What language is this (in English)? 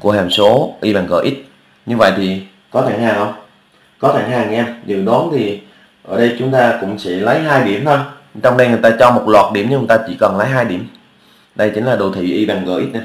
Vietnamese